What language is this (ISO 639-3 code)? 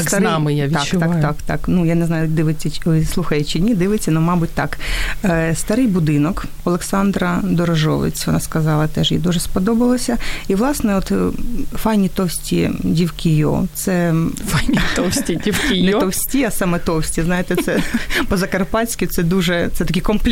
ukr